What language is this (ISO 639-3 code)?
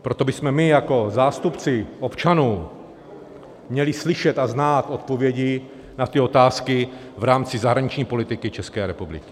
ces